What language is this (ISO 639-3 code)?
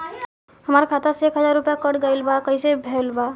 bho